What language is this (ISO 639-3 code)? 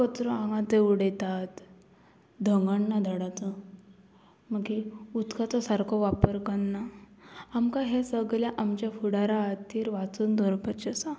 kok